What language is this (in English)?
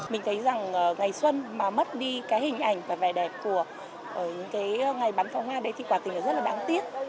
Vietnamese